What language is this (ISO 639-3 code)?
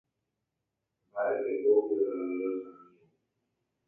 grn